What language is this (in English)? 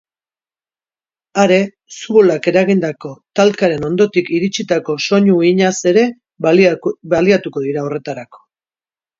Basque